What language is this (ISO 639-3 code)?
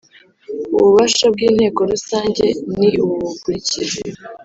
kin